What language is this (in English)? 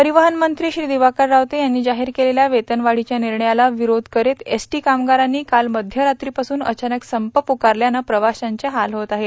Marathi